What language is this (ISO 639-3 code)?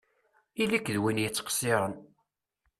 kab